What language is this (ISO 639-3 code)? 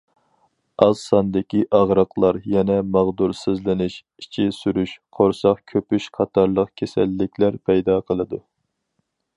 uig